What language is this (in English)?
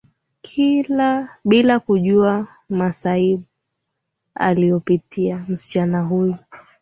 Swahili